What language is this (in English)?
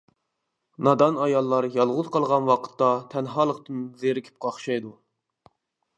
Uyghur